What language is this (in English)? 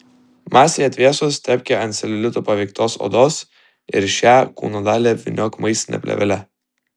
Lithuanian